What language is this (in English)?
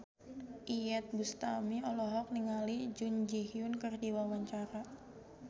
Sundanese